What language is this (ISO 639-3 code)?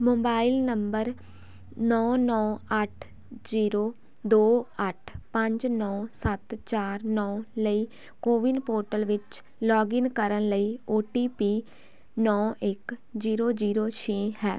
pan